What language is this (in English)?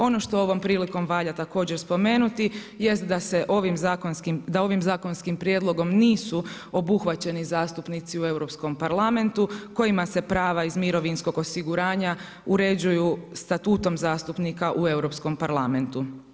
Croatian